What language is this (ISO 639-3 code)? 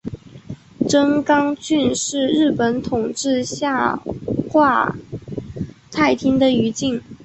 zho